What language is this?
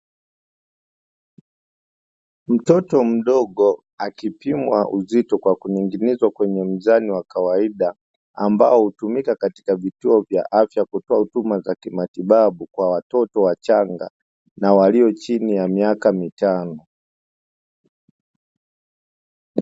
Swahili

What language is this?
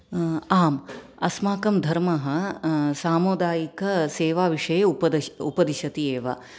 Sanskrit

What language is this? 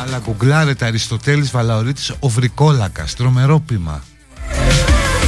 Greek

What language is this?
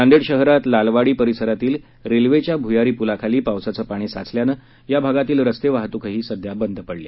Marathi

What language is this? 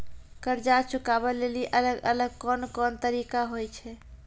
Maithili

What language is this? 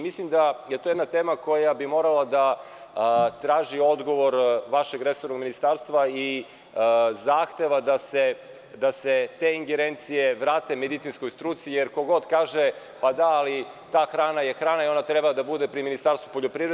Serbian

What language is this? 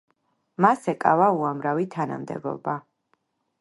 Georgian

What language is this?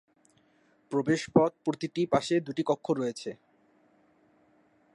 Bangla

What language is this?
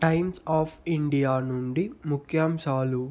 Telugu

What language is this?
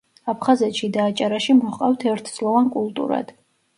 Georgian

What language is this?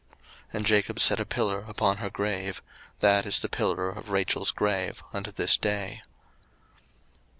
English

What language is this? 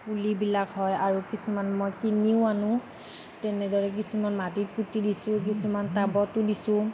Assamese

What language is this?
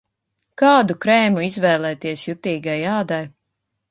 Latvian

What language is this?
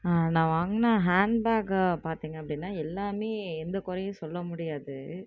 Tamil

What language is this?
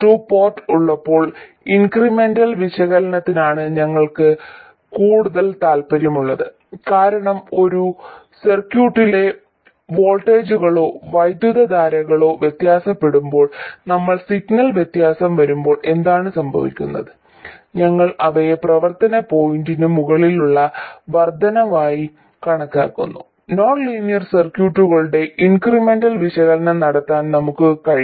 Malayalam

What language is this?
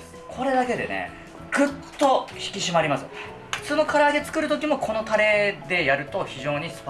Japanese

